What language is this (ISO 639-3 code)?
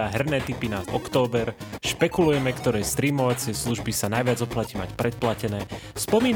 slk